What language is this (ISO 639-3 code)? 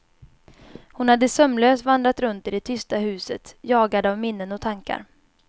swe